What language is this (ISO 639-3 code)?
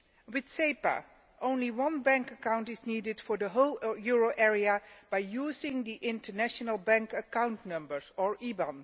eng